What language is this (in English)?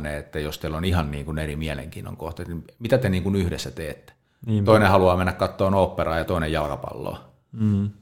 Finnish